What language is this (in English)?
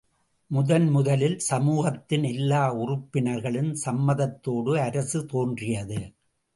Tamil